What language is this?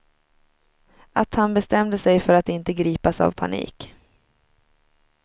Swedish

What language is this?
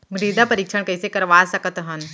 Chhattisgarhi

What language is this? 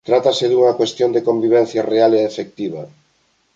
Galician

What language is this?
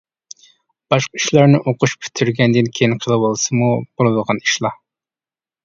Uyghur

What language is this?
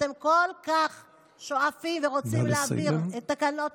Hebrew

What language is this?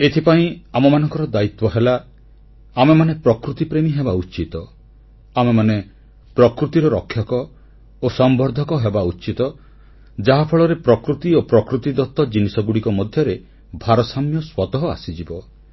Odia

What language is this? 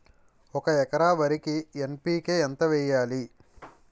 Telugu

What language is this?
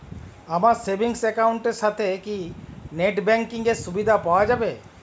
Bangla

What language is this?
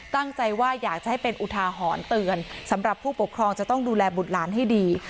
Thai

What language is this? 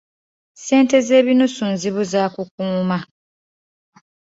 Ganda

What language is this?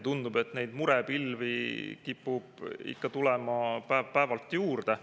Estonian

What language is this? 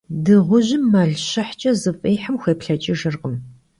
Kabardian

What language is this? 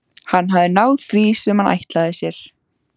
Icelandic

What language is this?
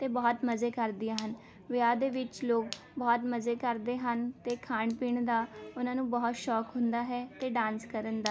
Punjabi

